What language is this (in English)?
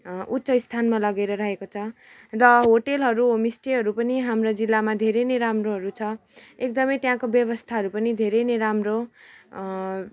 Nepali